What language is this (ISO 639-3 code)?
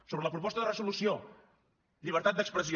cat